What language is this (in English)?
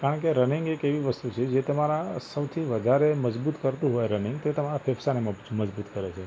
Gujarati